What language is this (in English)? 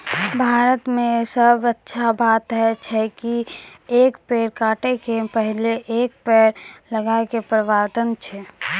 Maithili